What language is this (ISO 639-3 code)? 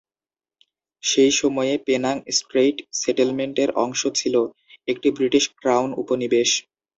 ben